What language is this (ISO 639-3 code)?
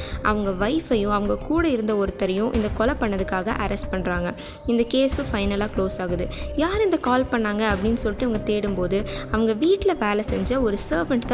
tam